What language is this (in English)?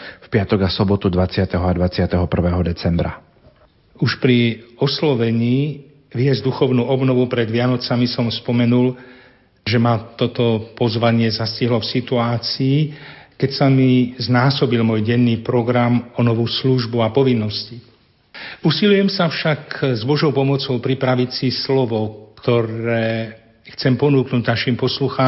Slovak